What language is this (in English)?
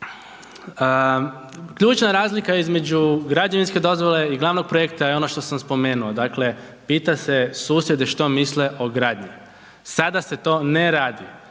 Croatian